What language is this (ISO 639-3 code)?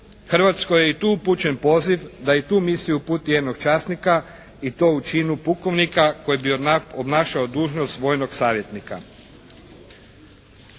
hrv